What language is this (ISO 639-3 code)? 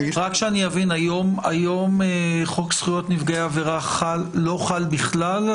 heb